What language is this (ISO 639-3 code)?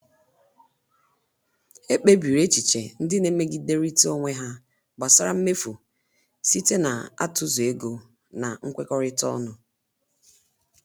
ibo